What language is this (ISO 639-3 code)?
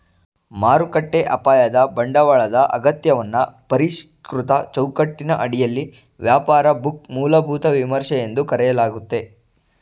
kan